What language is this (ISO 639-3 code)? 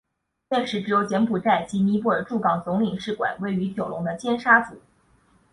zho